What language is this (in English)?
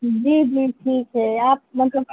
Urdu